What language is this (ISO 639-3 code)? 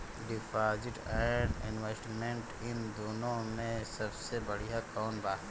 bho